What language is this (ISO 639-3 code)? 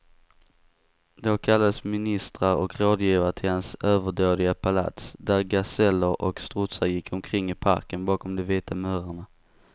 swe